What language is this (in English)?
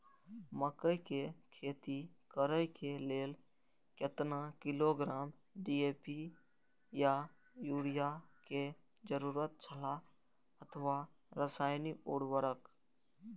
Maithili